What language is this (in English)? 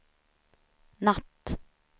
Swedish